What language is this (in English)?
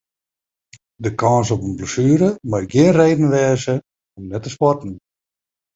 Western Frisian